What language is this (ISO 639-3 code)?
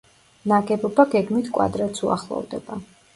kat